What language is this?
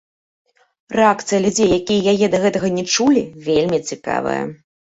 Belarusian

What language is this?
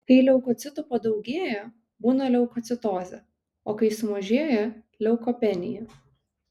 Lithuanian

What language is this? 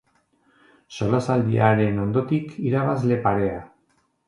Basque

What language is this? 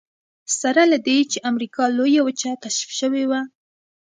Pashto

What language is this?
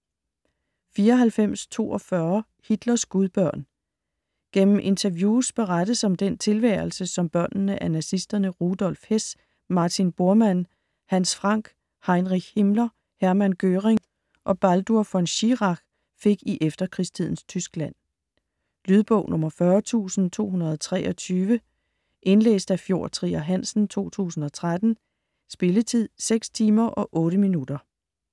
Danish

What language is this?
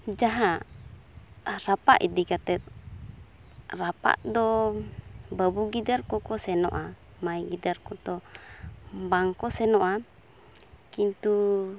Santali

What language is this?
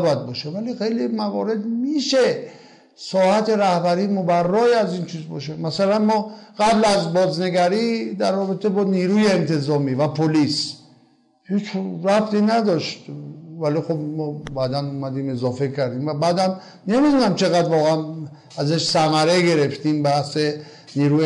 Persian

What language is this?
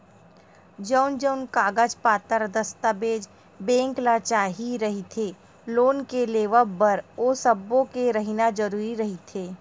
Chhattisgarhi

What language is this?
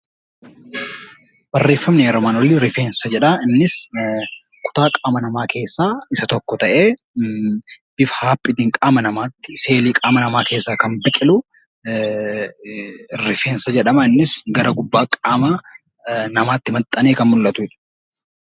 Oromo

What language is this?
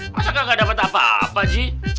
Indonesian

